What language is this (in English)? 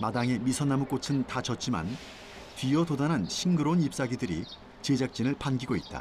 Korean